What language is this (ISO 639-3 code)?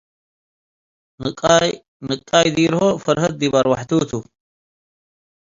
tig